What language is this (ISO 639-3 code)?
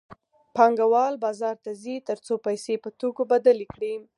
pus